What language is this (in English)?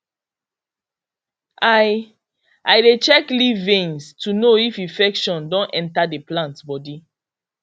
Nigerian Pidgin